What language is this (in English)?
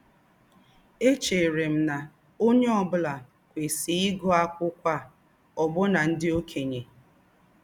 Igbo